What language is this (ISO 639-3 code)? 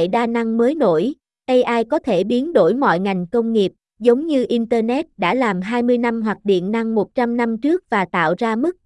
vie